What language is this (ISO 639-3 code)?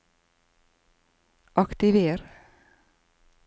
nor